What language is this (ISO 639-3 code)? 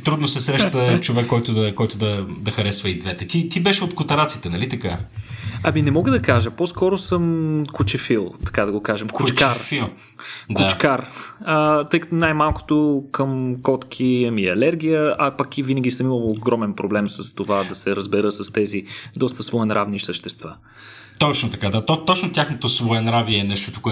bul